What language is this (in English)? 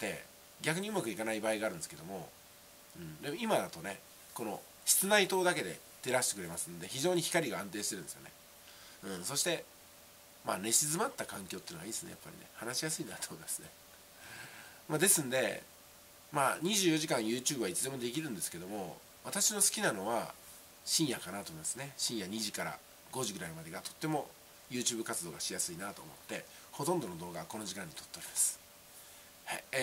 Japanese